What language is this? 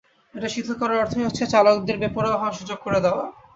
Bangla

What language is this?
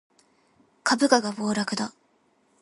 Japanese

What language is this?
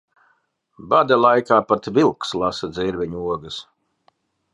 Latvian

